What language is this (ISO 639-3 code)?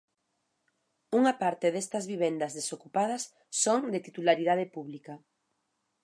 glg